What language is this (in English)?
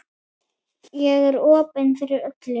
Icelandic